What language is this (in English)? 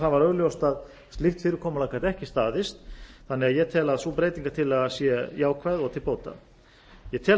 Icelandic